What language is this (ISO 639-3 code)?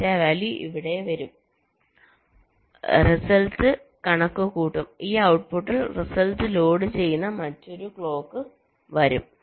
mal